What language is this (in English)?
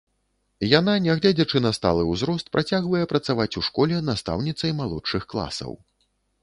Belarusian